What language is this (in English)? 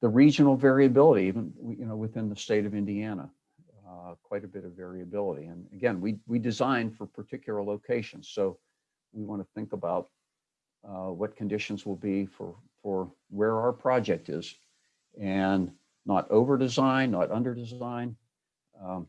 English